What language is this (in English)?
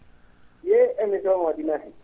Fula